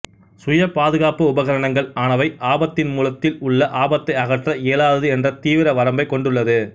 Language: Tamil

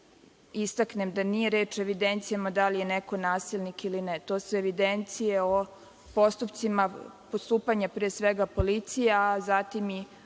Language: Serbian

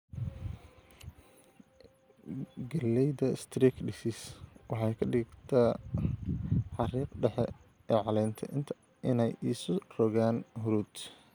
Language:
Somali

